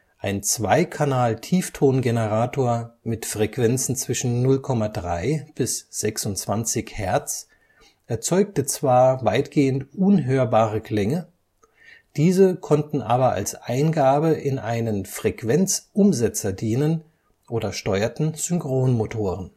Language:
German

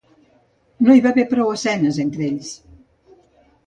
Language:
Catalan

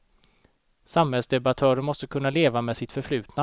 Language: Swedish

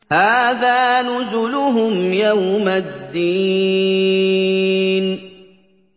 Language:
Arabic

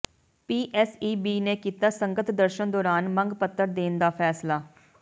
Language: Punjabi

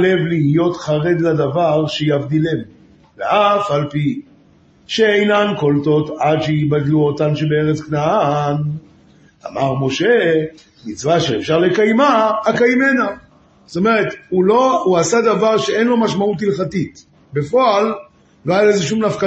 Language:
Hebrew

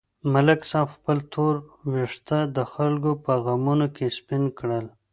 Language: Pashto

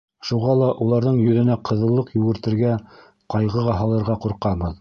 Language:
Bashkir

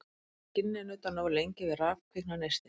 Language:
Icelandic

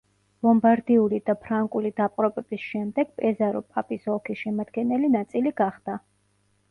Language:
Georgian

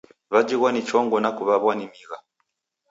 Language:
Taita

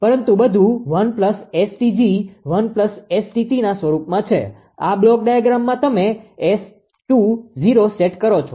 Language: Gujarati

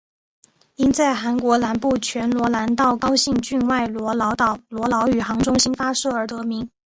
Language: Chinese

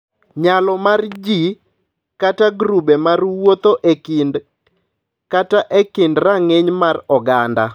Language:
Luo (Kenya and Tanzania)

